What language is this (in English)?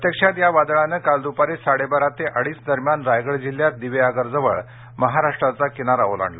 Marathi